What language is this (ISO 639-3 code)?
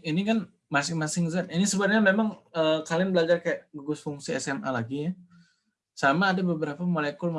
ind